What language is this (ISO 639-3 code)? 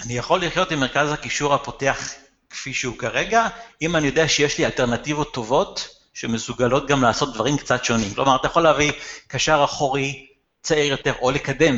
heb